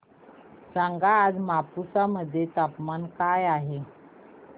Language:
Marathi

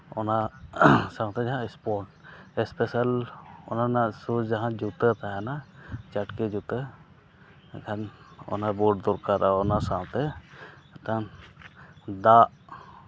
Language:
Santali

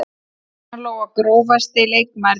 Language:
Icelandic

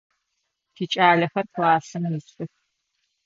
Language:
Adyghe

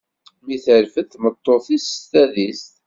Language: Kabyle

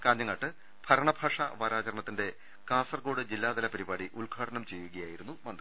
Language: Malayalam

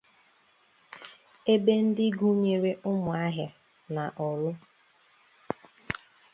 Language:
Igbo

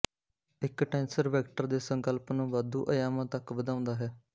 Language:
Punjabi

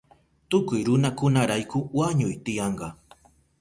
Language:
Southern Pastaza Quechua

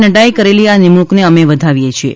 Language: Gujarati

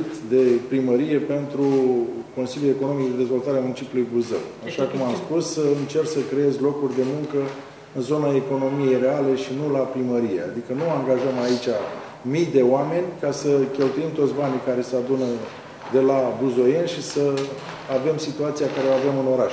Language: Romanian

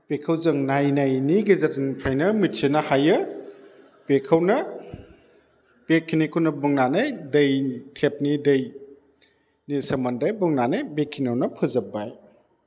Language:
Bodo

